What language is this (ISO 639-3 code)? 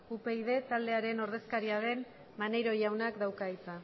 eus